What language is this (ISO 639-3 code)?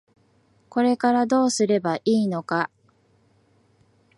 jpn